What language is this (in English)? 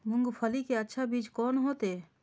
Maithili